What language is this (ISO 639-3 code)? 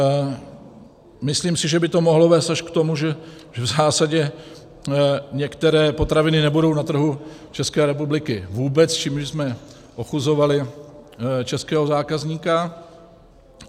ces